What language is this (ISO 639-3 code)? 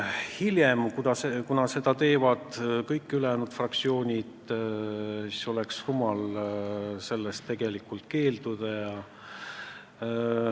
est